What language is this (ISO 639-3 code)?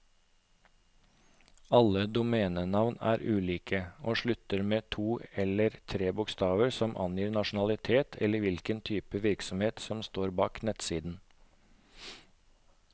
nor